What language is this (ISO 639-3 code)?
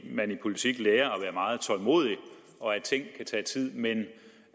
dan